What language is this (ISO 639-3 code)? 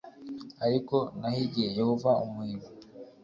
kin